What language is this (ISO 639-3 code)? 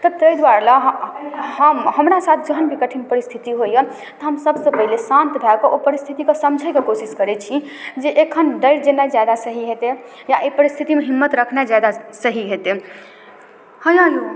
mai